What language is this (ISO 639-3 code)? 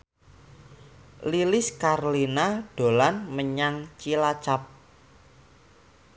jav